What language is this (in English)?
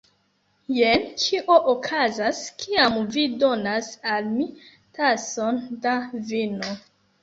Esperanto